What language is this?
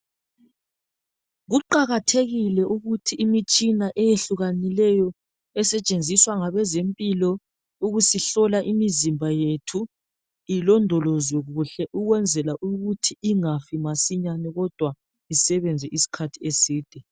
North Ndebele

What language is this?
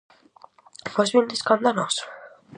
Galician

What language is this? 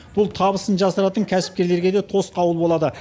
Kazakh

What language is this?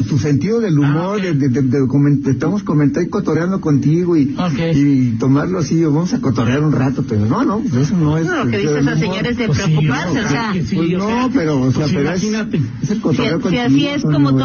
Spanish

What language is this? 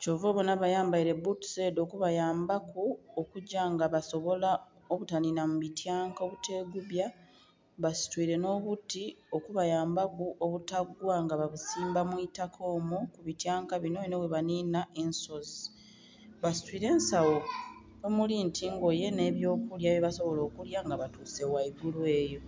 Soga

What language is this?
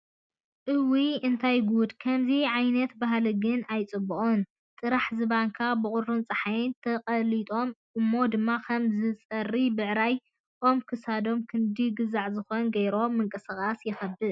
Tigrinya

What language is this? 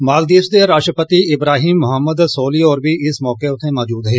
Dogri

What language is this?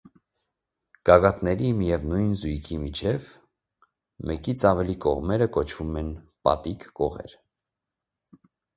Armenian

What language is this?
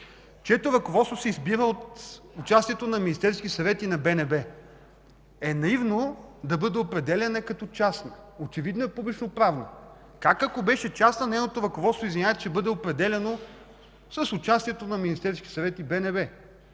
Bulgarian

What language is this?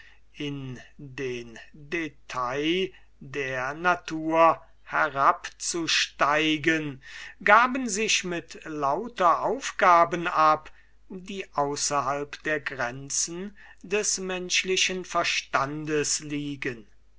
German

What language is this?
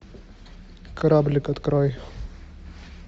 Russian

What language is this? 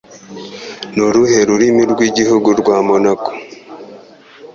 Kinyarwanda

